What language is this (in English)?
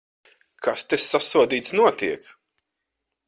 Latvian